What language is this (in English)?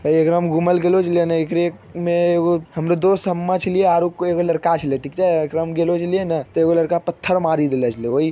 Magahi